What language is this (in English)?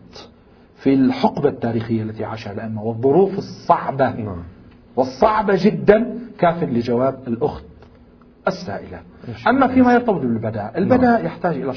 Arabic